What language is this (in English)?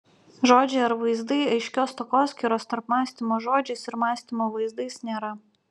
Lithuanian